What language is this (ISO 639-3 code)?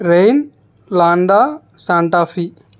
tel